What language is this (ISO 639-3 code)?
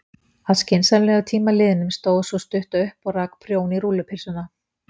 isl